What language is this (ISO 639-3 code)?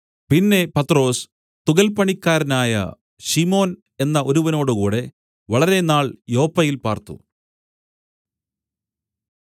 mal